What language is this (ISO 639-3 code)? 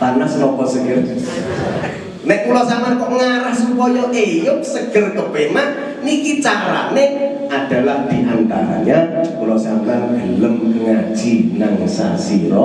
ind